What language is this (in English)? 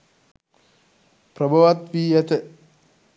Sinhala